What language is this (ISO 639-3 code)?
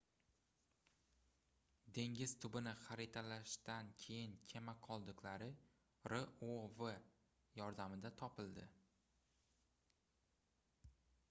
uzb